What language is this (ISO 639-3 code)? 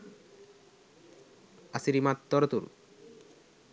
sin